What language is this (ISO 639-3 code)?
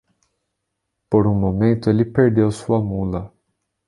por